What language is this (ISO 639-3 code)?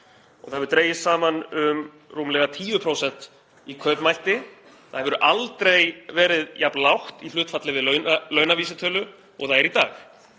isl